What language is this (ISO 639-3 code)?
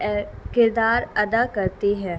urd